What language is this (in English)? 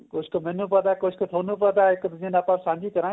Punjabi